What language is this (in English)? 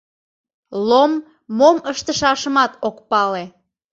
Mari